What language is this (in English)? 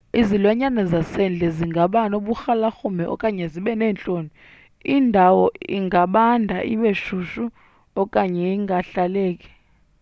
Xhosa